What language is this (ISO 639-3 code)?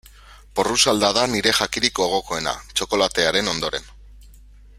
eus